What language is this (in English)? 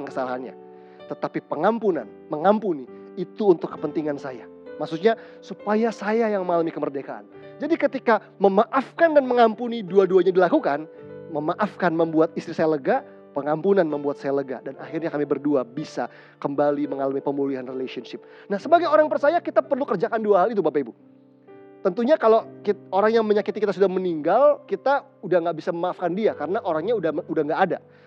Indonesian